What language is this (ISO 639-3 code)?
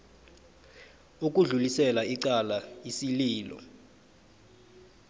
nbl